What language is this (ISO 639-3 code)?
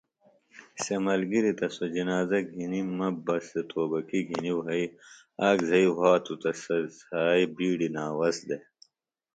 phl